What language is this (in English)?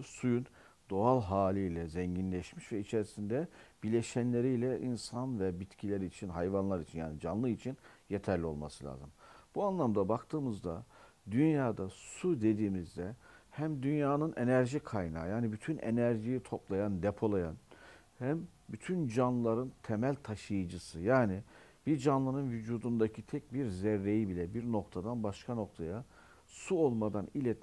Turkish